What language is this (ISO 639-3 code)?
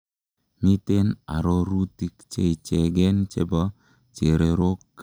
kln